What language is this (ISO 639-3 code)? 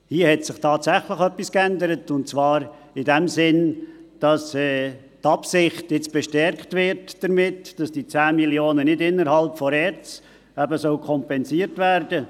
gsw